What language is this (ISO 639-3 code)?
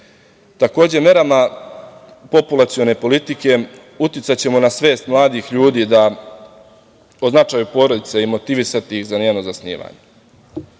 srp